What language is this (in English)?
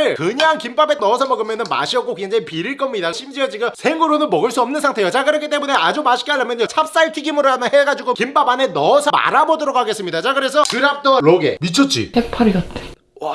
Korean